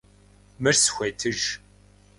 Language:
Kabardian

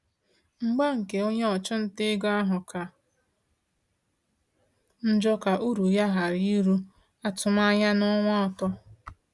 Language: Igbo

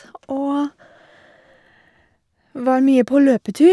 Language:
Norwegian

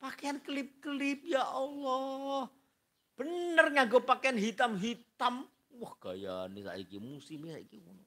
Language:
Indonesian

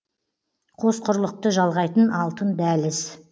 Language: Kazakh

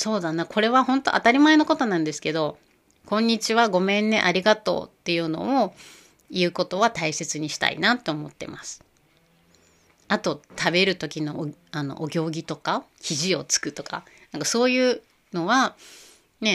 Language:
Japanese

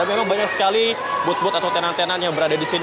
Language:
Indonesian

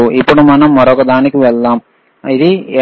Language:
Telugu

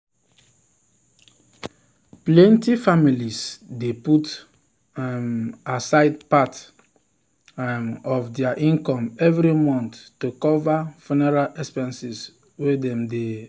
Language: Nigerian Pidgin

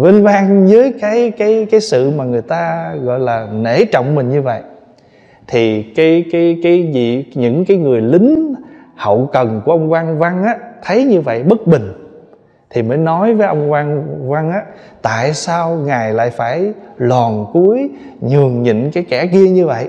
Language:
Vietnamese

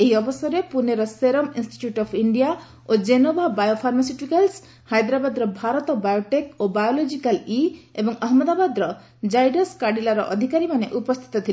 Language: Odia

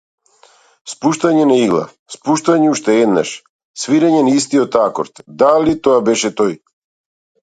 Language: Macedonian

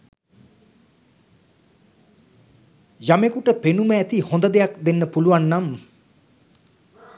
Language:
Sinhala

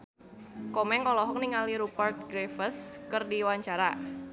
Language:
Sundanese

